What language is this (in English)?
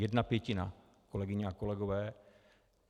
Czech